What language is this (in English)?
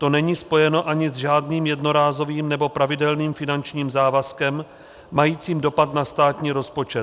Czech